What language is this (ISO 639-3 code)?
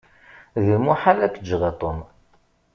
kab